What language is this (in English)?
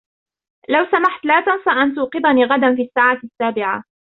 Arabic